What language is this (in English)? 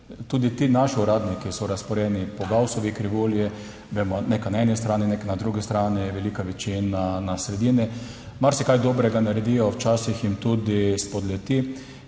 Slovenian